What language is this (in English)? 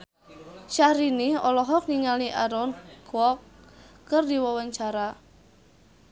Sundanese